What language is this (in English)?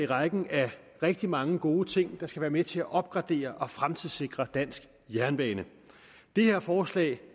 Danish